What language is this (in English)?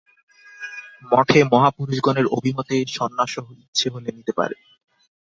Bangla